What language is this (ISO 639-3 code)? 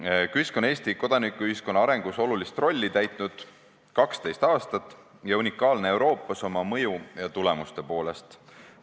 est